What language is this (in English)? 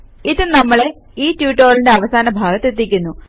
Malayalam